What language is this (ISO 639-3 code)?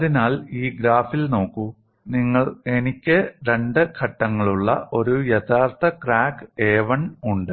mal